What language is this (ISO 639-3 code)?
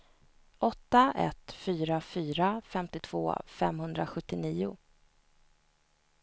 swe